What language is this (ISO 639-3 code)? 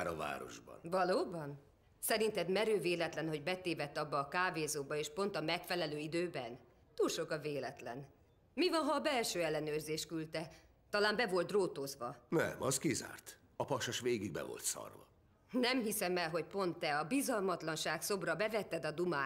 hun